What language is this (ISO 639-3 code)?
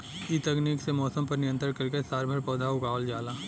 bho